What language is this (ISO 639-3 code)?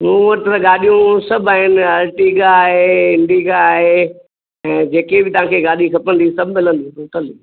snd